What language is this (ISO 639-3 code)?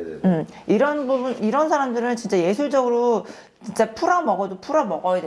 kor